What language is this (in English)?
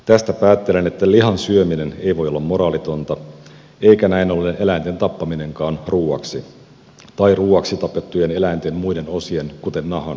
Finnish